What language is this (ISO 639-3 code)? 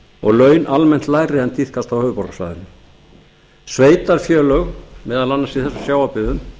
isl